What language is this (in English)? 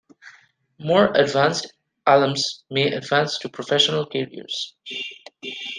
English